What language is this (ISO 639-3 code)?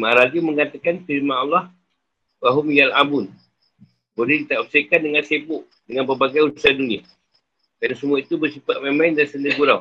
msa